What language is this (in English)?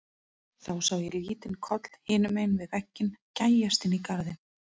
Icelandic